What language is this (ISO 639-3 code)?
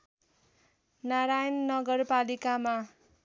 nep